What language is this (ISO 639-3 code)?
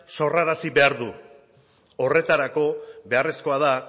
eus